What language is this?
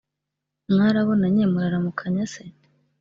Kinyarwanda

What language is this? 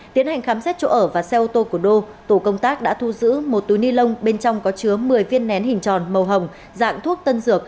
Vietnamese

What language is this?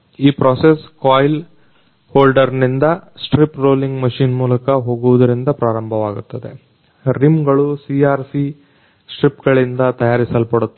Kannada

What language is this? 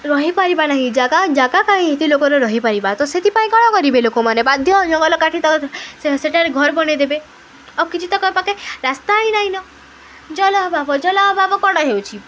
Odia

